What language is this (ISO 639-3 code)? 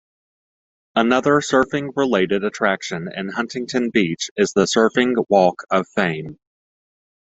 eng